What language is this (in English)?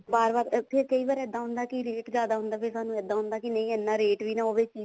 Punjabi